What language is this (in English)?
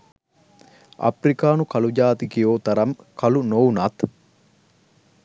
Sinhala